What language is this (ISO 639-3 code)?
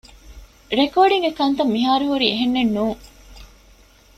div